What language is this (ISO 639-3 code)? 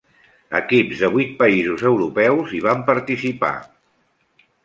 cat